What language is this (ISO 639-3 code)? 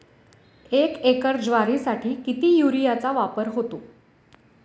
mar